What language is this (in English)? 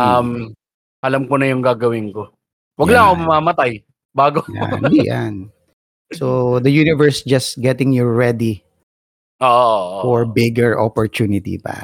Filipino